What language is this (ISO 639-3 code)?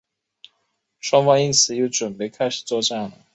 zho